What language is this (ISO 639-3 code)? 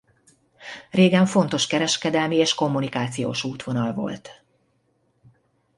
hun